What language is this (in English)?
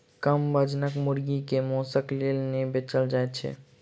Maithili